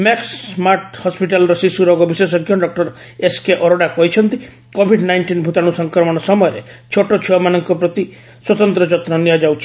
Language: Odia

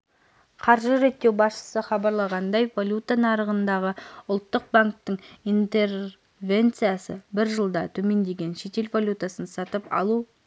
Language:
Kazakh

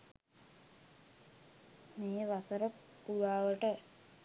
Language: Sinhala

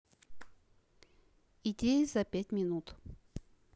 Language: Russian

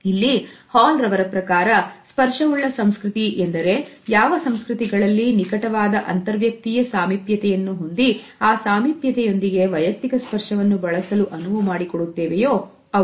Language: Kannada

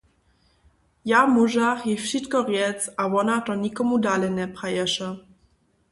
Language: Upper Sorbian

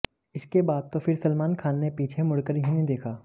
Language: Hindi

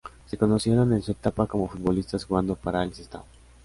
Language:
Spanish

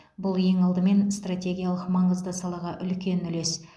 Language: Kazakh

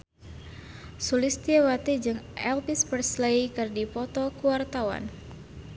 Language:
Sundanese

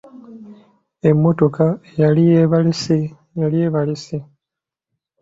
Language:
Ganda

